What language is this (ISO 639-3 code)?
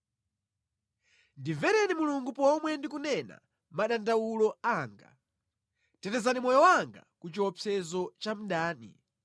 nya